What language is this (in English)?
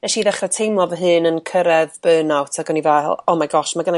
Welsh